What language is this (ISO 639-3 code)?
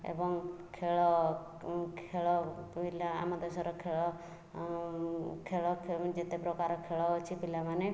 ori